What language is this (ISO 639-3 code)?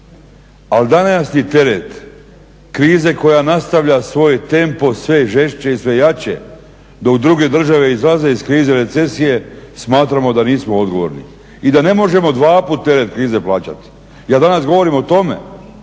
hrv